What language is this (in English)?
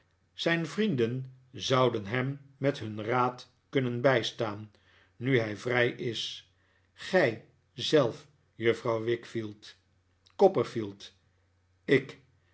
Dutch